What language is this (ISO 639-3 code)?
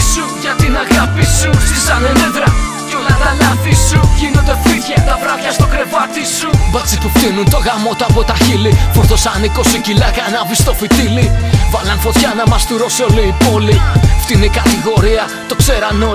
ell